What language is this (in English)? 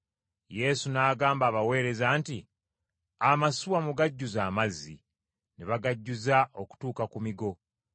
Ganda